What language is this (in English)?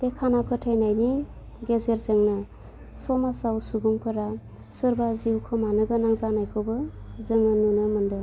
Bodo